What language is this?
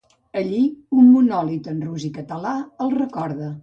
Catalan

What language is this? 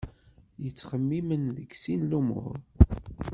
Kabyle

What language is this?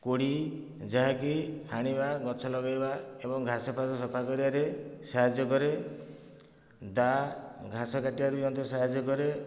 Odia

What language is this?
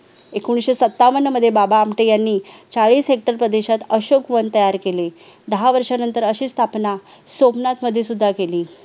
Marathi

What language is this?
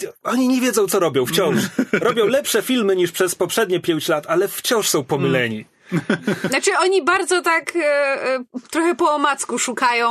Polish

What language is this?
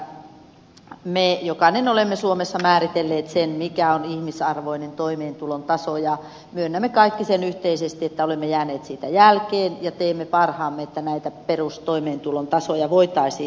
Finnish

